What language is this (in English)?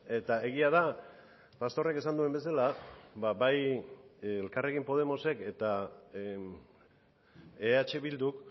Basque